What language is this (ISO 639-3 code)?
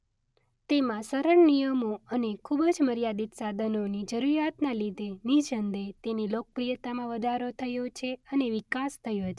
guj